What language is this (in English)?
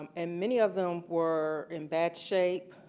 English